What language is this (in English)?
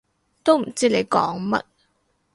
Cantonese